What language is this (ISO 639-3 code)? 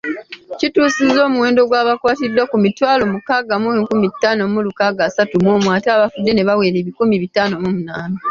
lug